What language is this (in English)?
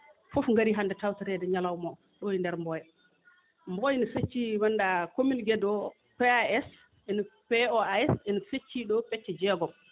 Fula